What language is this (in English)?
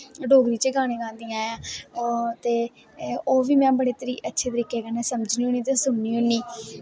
Dogri